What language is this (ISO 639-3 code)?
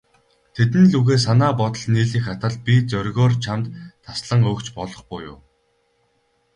mon